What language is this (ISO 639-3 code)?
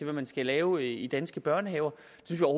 dan